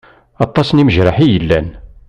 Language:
Kabyle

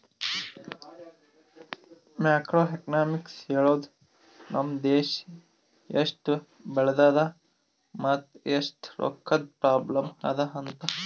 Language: Kannada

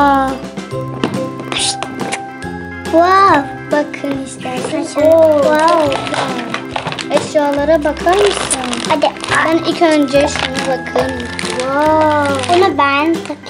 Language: Turkish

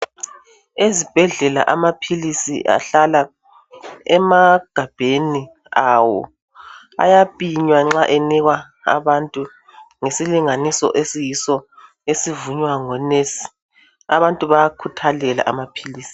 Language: North Ndebele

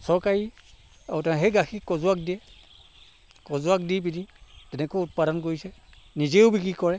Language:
Assamese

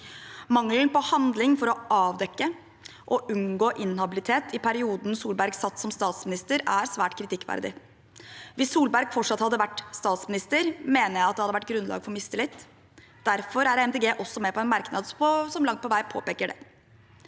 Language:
Norwegian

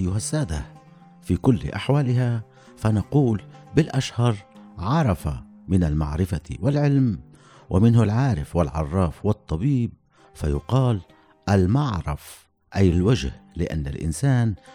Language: Arabic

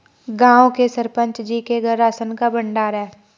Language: Hindi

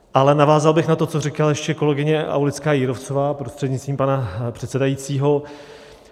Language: Czech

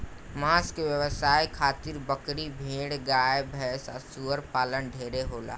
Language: Bhojpuri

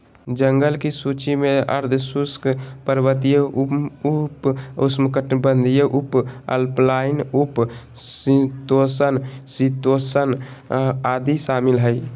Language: Magahi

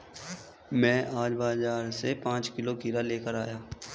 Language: Hindi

